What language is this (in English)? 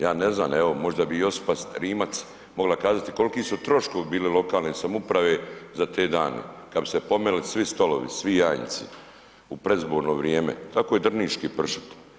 Croatian